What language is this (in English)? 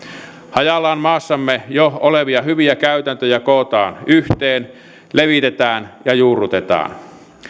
Finnish